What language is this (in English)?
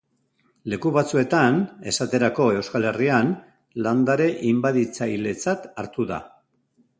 Basque